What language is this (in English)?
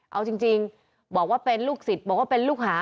Thai